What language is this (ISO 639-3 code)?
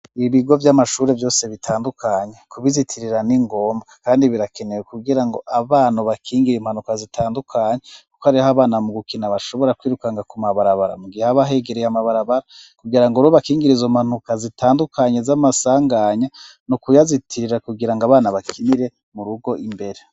run